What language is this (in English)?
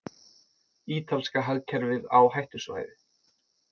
Icelandic